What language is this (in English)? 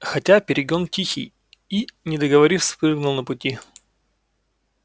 Russian